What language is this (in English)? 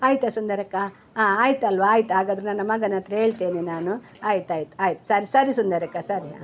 Kannada